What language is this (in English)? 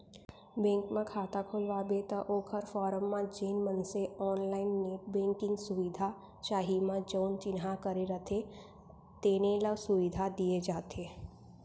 Chhattisgarhi